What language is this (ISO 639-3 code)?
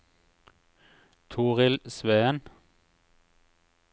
nor